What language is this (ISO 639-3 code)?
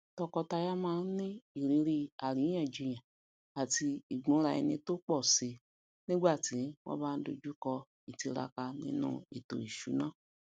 yor